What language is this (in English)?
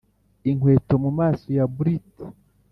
Kinyarwanda